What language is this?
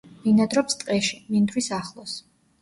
Georgian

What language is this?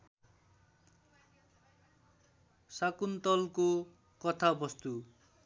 Nepali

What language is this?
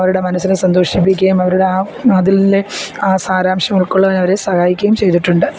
Malayalam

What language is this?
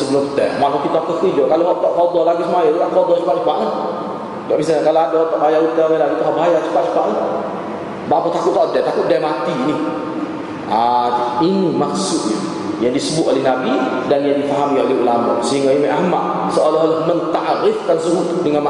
Malay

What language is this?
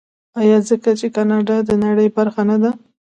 Pashto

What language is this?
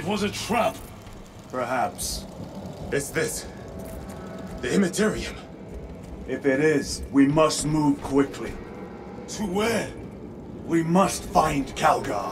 English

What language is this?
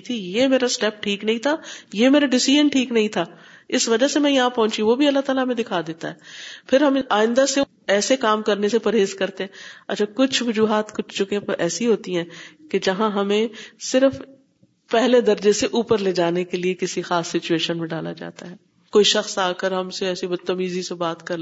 Urdu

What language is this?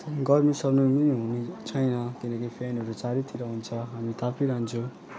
Nepali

